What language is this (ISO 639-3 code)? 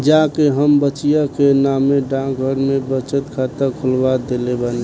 bho